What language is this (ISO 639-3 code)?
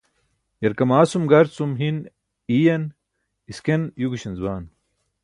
bsk